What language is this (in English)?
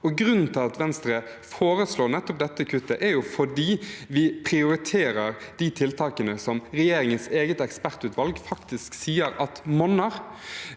Norwegian